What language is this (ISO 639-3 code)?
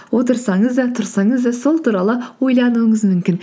kaz